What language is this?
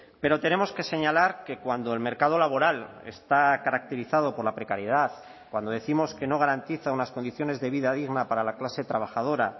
Spanish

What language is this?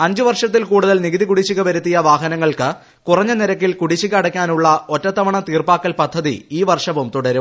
Malayalam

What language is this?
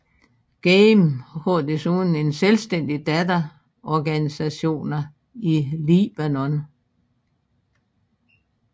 Danish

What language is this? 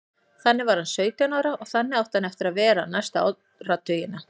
Icelandic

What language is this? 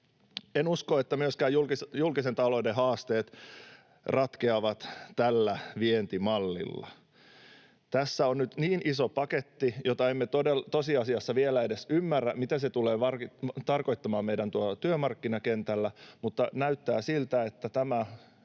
Finnish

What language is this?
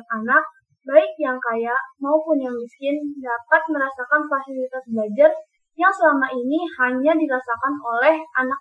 Indonesian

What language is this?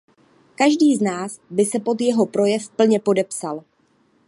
Czech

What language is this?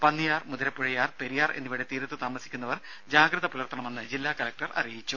Malayalam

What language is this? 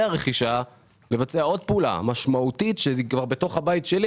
Hebrew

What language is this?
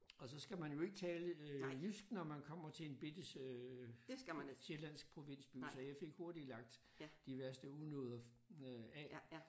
Danish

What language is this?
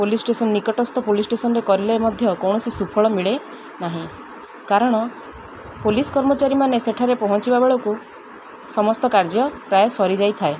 Odia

